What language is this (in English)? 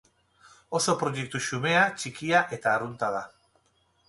Basque